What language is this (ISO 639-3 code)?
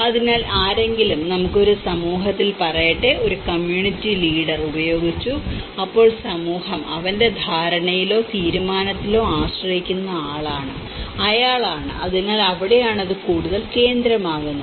mal